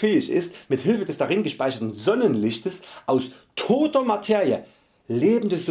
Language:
German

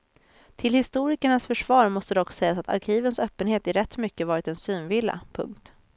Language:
Swedish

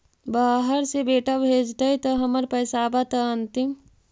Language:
Magahi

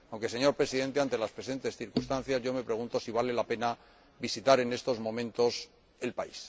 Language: Spanish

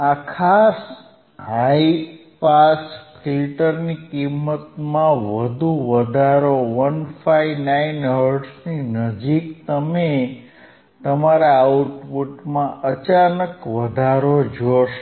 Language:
Gujarati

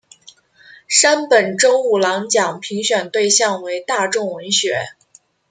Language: Chinese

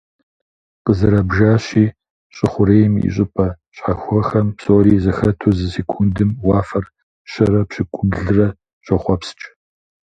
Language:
Kabardian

